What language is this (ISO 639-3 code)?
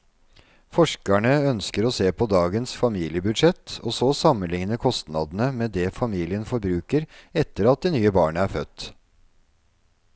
nor